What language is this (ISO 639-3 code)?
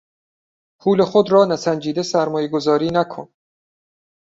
fas